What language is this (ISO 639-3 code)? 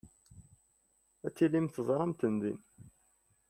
kab